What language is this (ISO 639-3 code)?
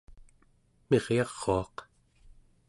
esu